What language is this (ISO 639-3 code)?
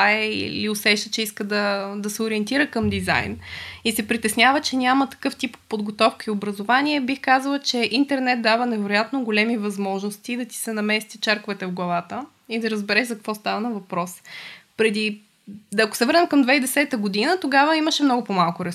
bul